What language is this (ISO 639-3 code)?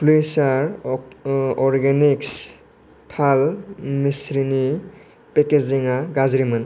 brx